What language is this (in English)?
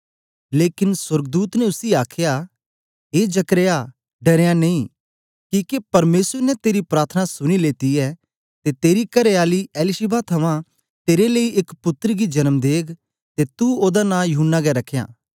Dogri